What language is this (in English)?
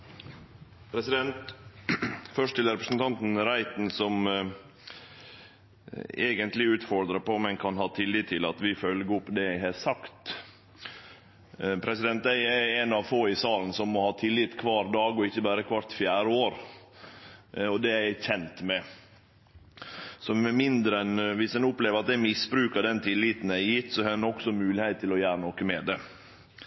Norwegian Nynorsk